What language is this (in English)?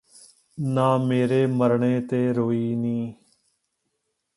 Punjabi